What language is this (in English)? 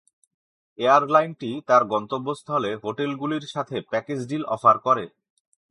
Bangla